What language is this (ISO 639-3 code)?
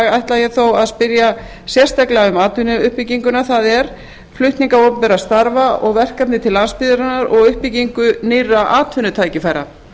isl